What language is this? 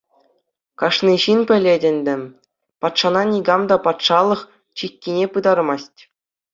Chuvash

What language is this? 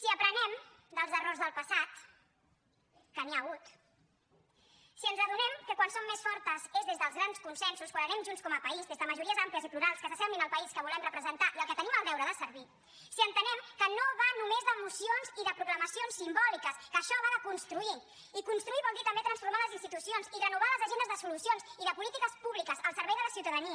Catalan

